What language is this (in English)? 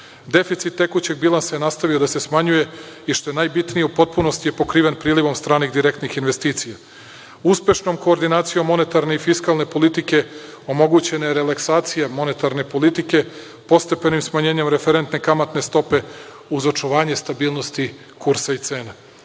Serbian